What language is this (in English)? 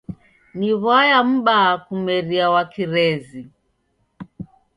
Taita